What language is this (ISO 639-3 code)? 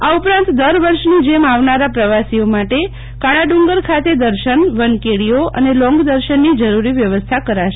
guj